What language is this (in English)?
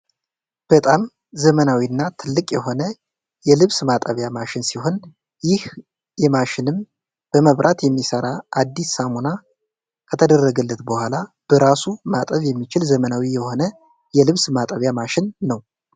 Amharic